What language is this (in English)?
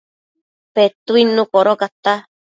Matsés